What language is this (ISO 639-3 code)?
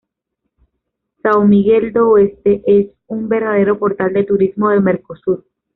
spa